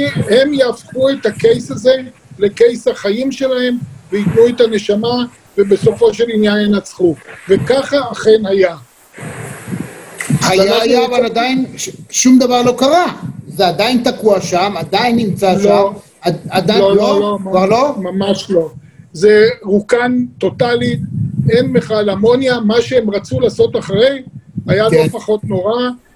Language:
Hebrew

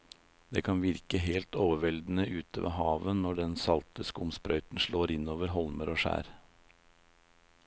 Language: Norwegian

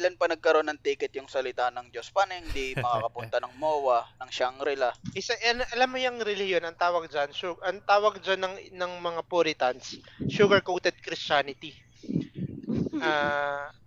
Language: Filipino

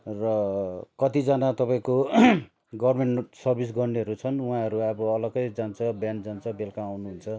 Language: Nepali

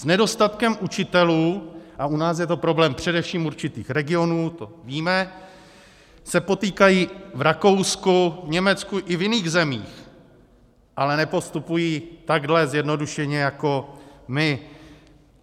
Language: Czech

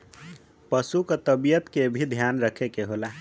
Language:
Bhojpuri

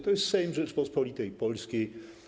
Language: Polish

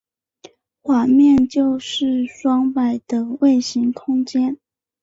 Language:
Chinese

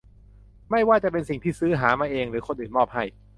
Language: Thai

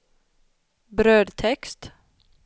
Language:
Swedish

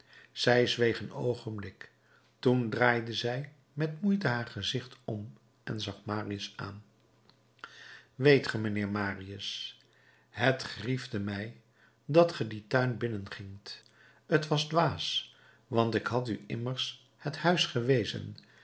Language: Dutch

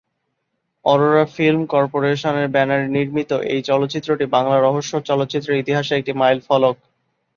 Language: Bangla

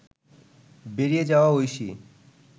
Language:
Bangla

